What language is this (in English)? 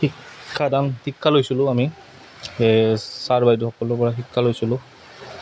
Assamese